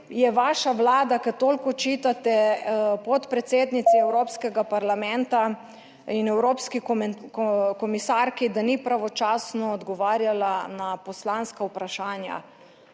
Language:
Slovenian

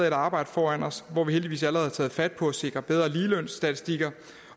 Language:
Danish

